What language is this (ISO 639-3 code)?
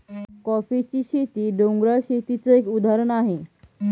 mar